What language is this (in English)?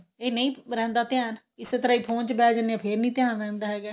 Punjabi